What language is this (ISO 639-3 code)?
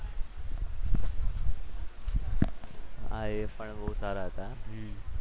guj